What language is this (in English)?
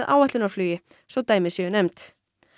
Icelandic